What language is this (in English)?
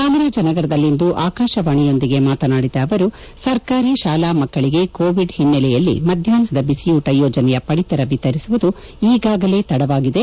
Kannada